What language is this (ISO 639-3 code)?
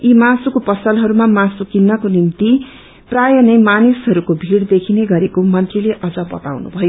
nep